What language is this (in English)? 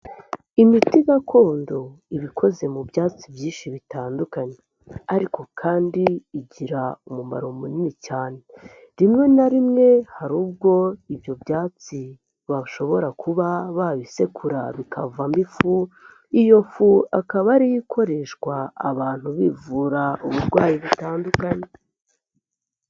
Kinyarwanda